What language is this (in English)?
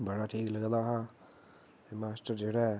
Dogri